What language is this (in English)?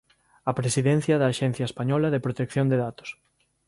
Galician